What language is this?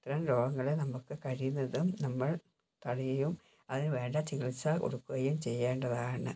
Malayalam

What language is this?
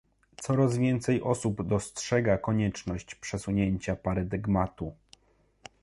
Polish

